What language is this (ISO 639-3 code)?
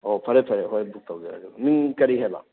mni